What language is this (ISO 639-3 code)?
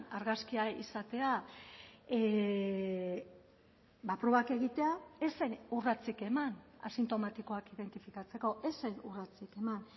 eus